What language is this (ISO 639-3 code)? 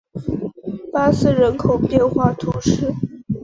zho